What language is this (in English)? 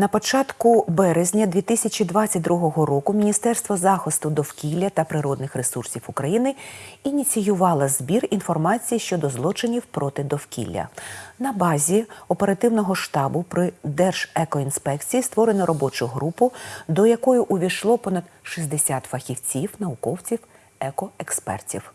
Ukrainian